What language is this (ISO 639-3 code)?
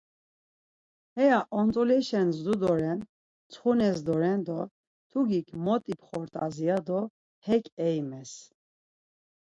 lzz